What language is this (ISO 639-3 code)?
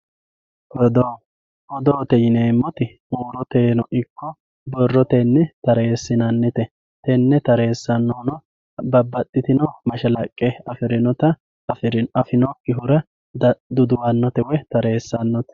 sid